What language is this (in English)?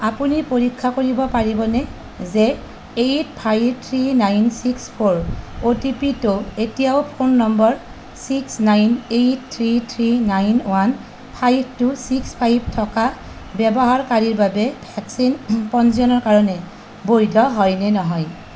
Assamese